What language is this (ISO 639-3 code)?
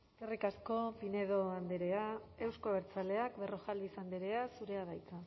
eus